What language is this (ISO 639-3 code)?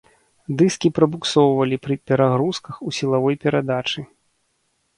bel